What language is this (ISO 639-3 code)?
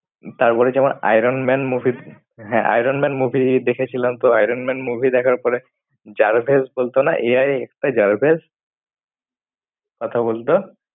ben